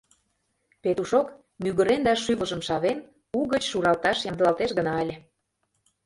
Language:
Mari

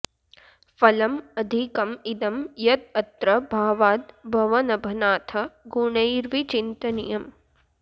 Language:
Sanskrit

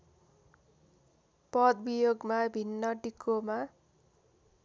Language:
Nepali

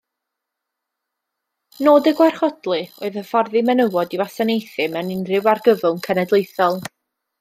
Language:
Welsh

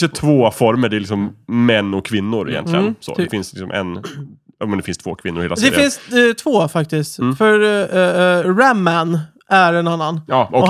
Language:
Swedish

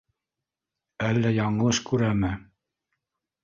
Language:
Bashkir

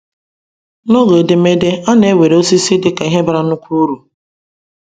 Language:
Igbo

